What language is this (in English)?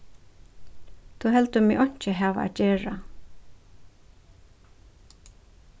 Faroese